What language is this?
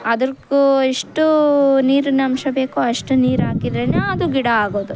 Kannada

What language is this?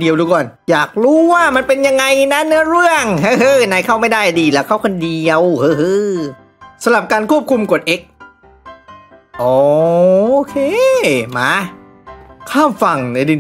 Thai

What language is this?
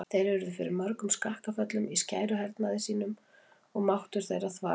Icelandic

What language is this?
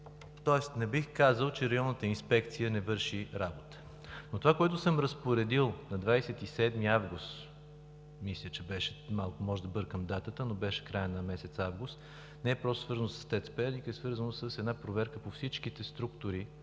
Bulgarian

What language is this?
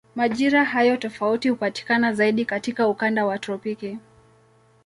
Swahili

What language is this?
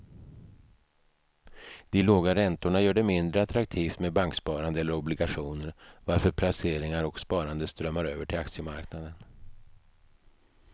Swedish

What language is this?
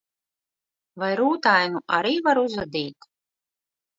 Latvian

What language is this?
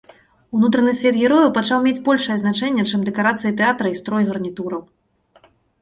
Belarusian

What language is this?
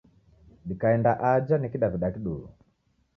Taita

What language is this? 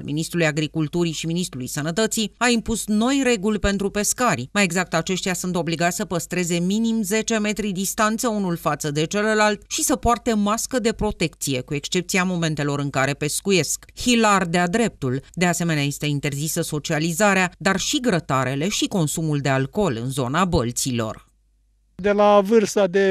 Romanian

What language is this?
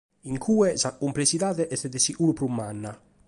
Sardinian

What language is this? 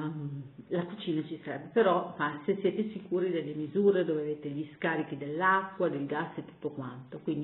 Italian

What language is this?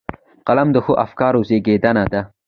Pashto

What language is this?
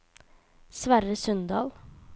Norwegian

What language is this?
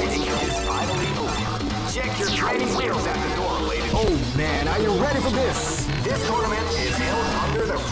English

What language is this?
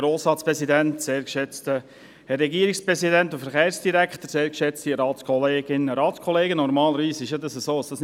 Swiss German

